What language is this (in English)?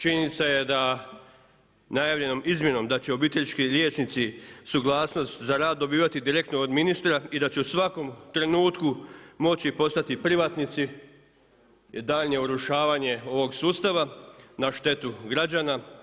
Croatian